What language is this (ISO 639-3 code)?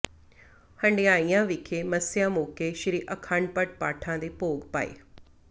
pan